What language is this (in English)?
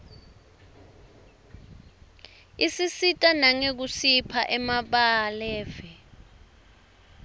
Swati